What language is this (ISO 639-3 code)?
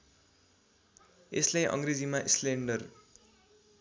nep